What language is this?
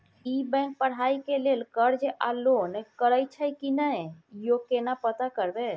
Maithili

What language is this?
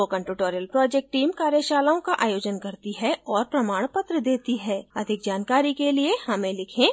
Hindi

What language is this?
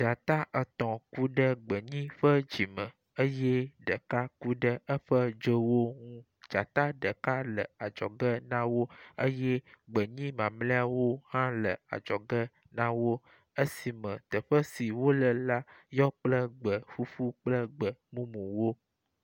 Ewe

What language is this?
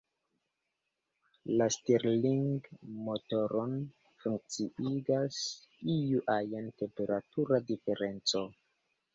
Esperanto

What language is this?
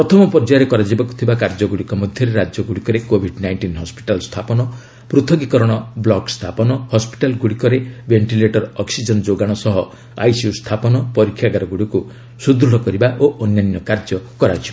Odia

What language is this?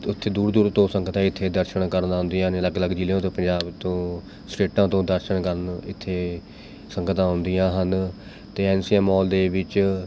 Punjabi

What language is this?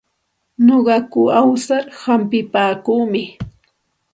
Santa Ana de Tusi Pasco Quechua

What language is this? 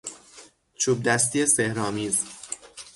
Persian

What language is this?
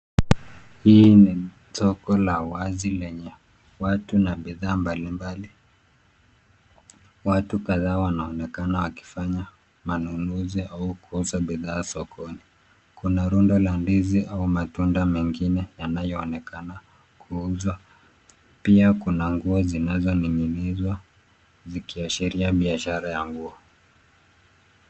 Swahili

